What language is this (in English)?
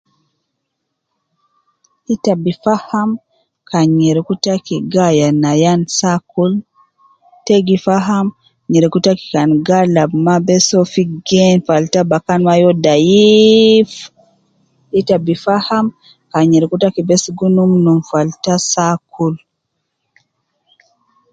Nubi